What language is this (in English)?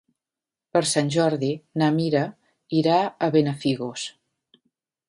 Catalan